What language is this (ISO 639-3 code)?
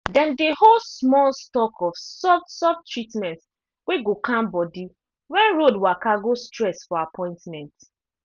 pcm